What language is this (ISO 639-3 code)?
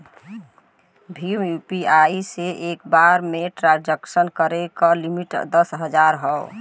bho